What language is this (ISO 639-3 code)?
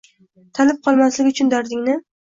uzb